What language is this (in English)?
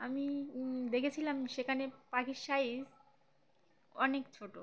Bangla